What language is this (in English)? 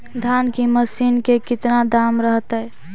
Magahi